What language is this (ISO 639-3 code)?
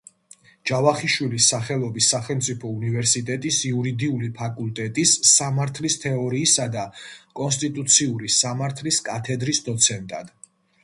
kat